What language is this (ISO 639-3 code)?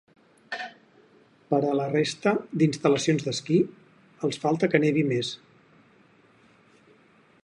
cat